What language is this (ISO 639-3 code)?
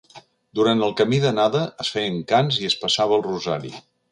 cat